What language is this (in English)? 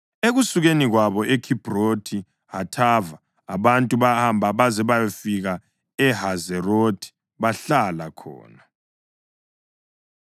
North Ndebele